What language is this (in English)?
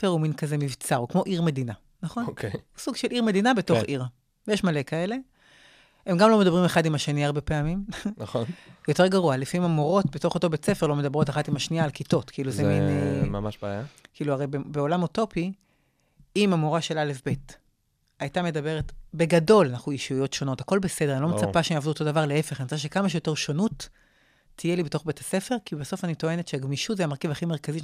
Hebrew